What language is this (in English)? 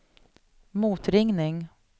Swedish